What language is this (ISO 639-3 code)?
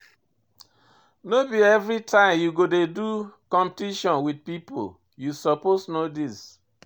pcm